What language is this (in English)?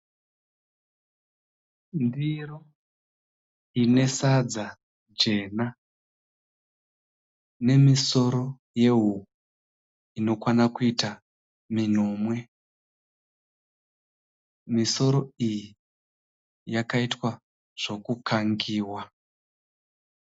Shona